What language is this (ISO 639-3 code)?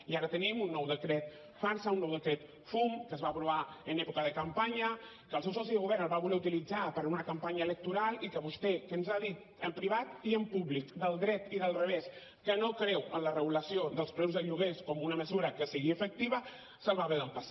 cat